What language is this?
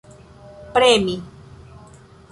Esperanto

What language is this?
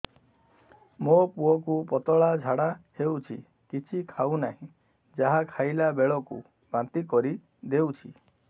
Odia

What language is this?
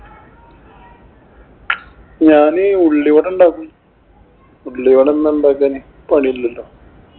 Malayalam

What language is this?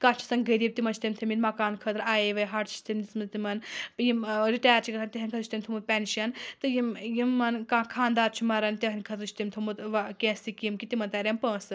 Kashmiri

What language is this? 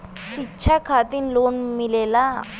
Bhojpuri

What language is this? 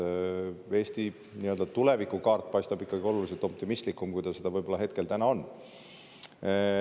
Estonian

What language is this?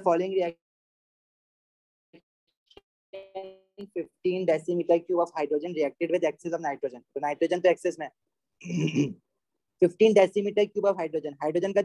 Hindi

